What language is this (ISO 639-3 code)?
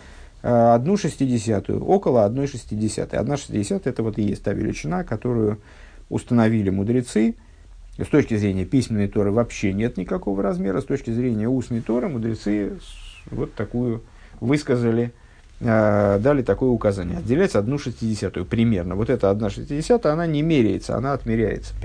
rus